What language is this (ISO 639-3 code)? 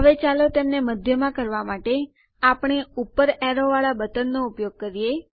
guj